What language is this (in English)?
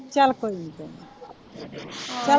Punjabi